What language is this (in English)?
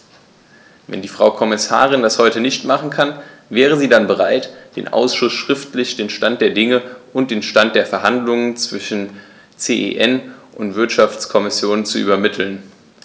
German